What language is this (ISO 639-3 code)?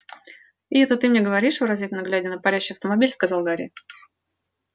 rus